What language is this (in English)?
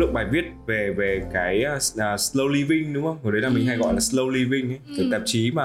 Vietnamese